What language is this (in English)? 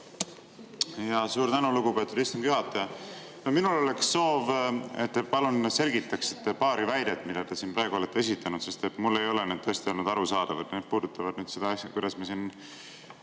Estonian